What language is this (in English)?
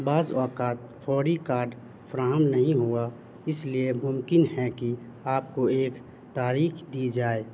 Urdu